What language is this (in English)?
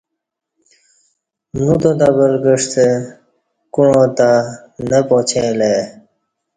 Kati